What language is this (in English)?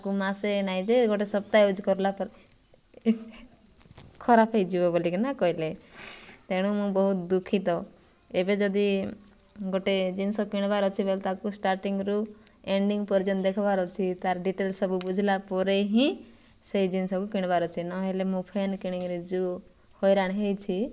Odia